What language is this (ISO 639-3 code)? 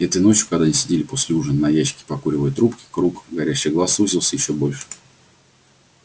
rus